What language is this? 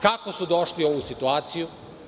Serbian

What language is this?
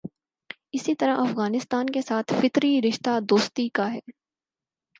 Urdu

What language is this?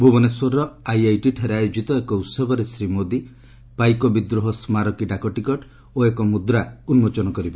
Odia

